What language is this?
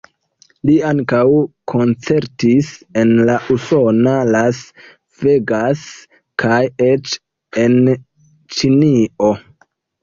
Esperanto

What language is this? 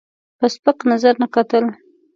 Pashto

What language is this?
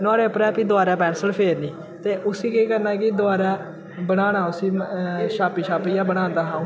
Dogri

